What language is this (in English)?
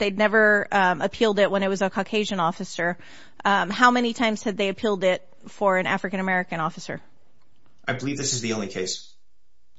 English